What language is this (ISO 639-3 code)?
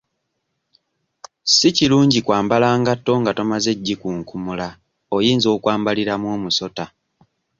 lug